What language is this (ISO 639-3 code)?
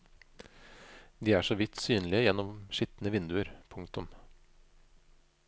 nor